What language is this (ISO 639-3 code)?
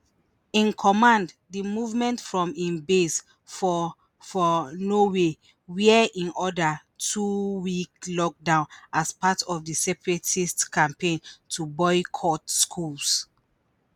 pcm